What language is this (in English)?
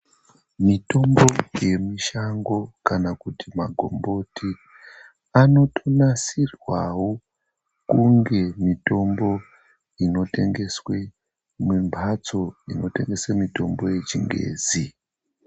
Ndau